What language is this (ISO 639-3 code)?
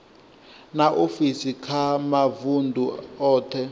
ven